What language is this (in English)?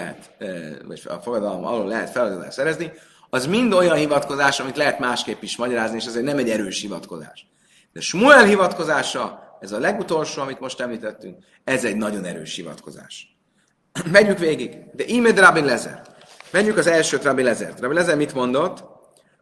Hungarian